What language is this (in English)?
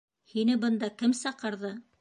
Bashkir